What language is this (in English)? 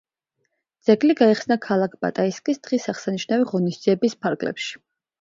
Georgian